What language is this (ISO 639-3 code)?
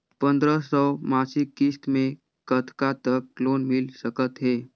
hne